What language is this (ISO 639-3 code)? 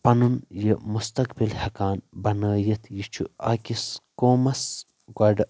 kas